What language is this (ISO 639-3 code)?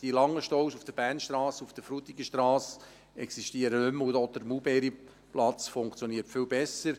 gsw